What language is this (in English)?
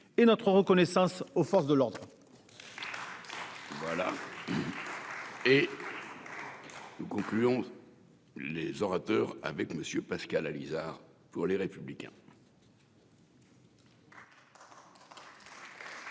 French